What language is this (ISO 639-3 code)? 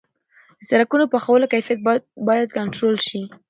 pus